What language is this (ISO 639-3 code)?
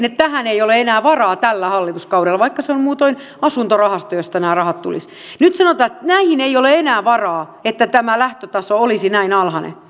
fin